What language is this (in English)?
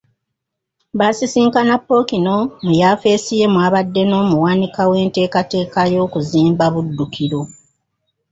Ganda